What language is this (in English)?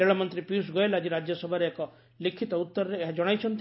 Odia